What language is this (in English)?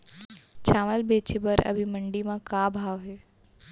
Chhattisgarhi